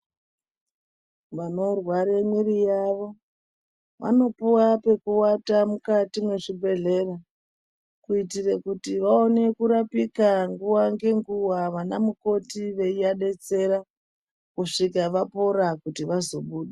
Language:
Ndau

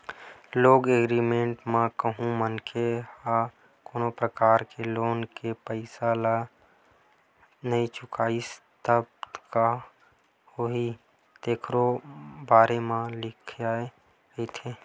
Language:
Chhattisgarhi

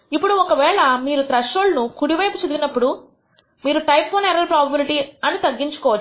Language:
Telugu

